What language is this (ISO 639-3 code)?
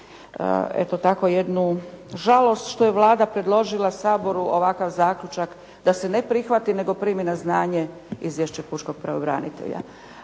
hrv